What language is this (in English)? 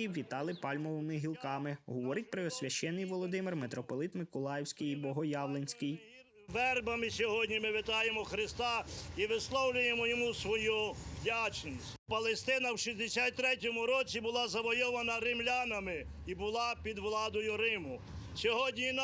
Ukrainian